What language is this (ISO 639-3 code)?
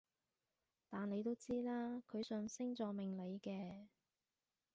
yue